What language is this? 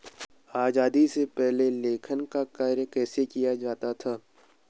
Hindi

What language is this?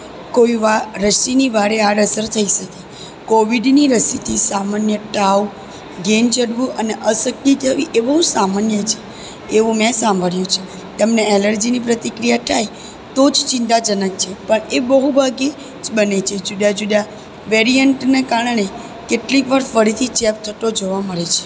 Gujarati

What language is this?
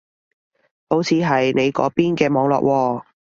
Cantonese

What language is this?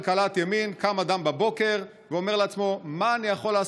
Hebrew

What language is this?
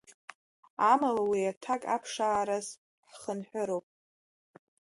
Abkhazian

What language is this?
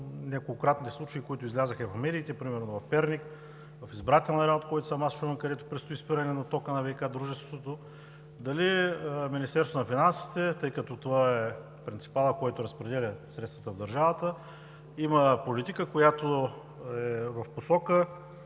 Bulgarian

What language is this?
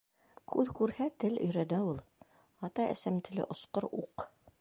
Bashkir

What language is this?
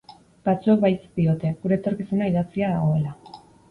Basque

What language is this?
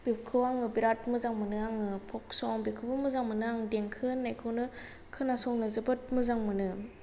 Bodo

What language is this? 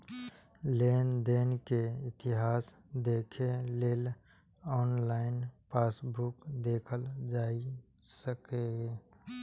Maithili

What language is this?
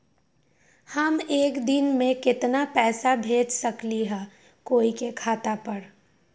Magahi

